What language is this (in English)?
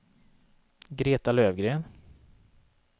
Swedish